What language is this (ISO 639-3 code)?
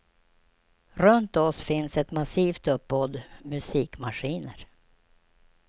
swe